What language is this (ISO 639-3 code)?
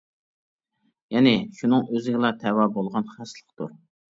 uig